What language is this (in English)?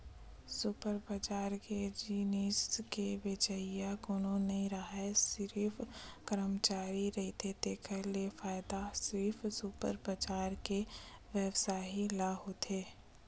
Chhattisgarhi